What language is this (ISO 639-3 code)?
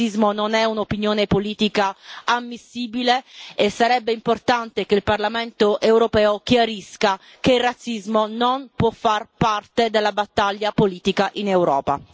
ita